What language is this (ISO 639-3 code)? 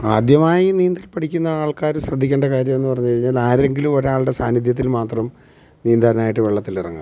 mal